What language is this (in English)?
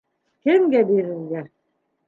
Bashkir